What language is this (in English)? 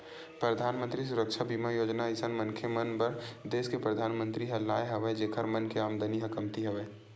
Chhattisgarhi